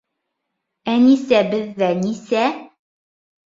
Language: Bashkir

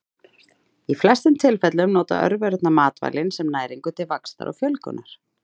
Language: Icelandic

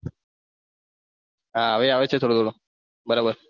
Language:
Gujarati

